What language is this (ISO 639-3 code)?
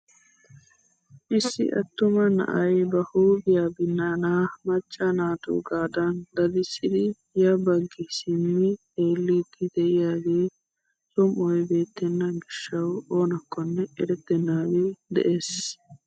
wal